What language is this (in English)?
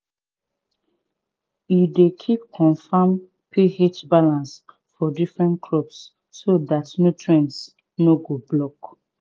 Nigerian Pidgin